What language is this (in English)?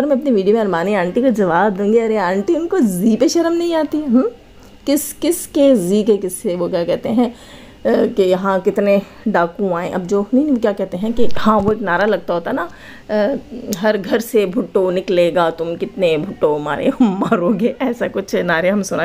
Hindi